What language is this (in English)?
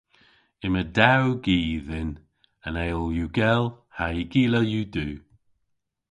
Cornish